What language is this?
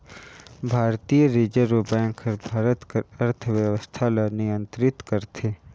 Chhattisgarhi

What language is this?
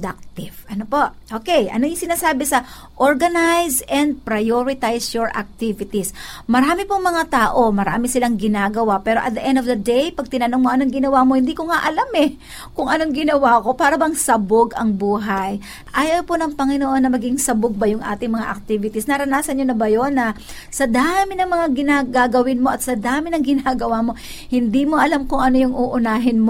Filipino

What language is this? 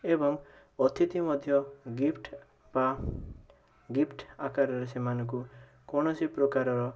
Odia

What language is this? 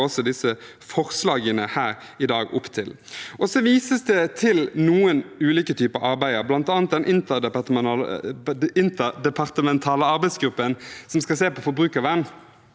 Norwegian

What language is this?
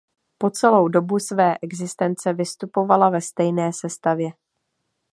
Czech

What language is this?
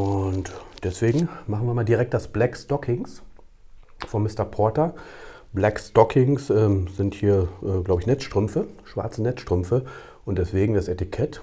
German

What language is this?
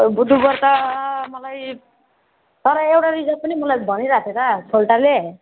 Nepali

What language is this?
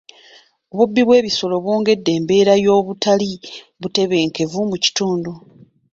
Ganda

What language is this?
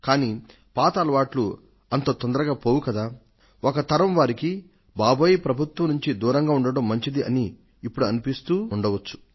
Telugu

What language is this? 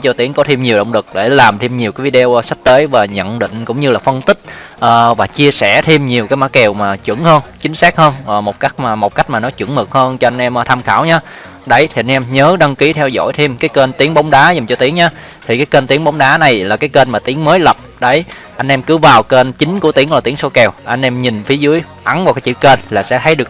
Vietnamese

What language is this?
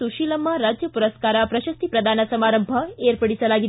Kannada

